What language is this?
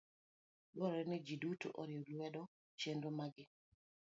Luo (Kenya and Tanzania)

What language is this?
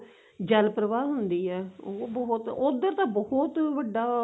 Punjabi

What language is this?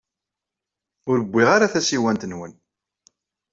Kabyle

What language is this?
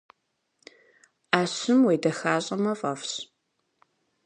Kabardian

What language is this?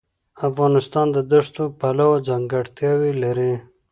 Pashto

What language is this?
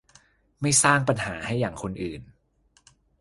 Thai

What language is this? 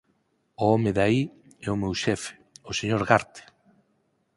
Galician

